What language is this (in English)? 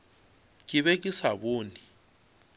Northern Sotho